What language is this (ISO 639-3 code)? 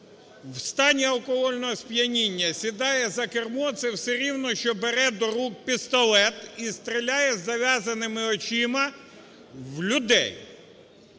ukr